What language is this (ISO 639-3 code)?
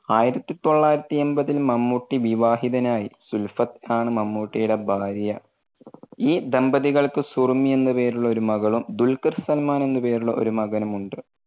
mal